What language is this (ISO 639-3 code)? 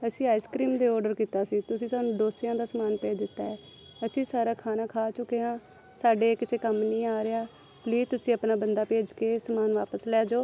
pan